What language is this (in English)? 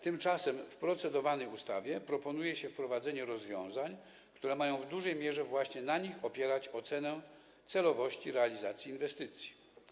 Polish